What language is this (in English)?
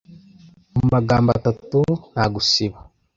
Kinyarwanda